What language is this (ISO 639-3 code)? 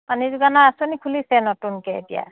asm